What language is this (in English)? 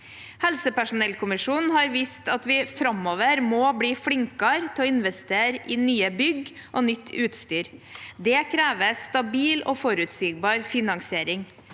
Norwegian